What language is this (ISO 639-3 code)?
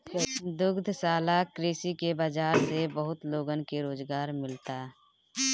bho